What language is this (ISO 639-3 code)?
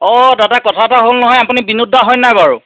asm